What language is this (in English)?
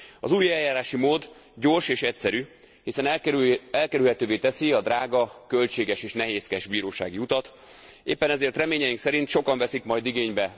Hungarian